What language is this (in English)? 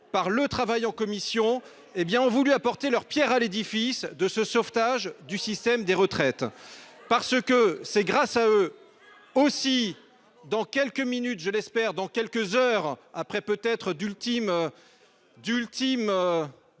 French